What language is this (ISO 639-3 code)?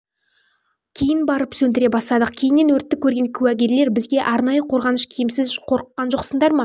kaz